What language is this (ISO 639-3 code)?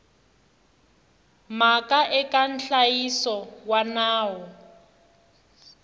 tso